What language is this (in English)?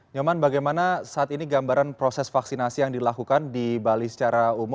Indonesian